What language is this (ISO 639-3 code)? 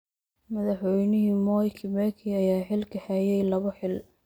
som